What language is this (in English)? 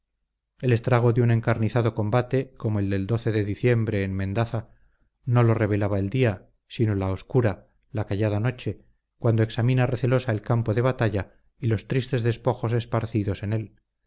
Spanish